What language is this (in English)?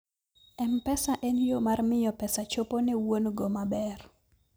Luo (Kenya and Tanzania)